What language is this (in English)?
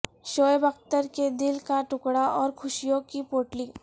Urdu